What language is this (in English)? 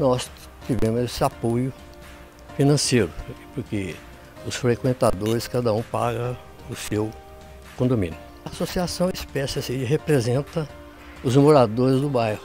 Portuguese